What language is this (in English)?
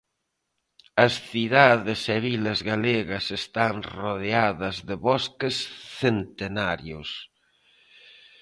Galician